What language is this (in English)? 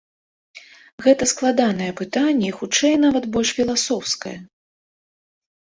Belarusian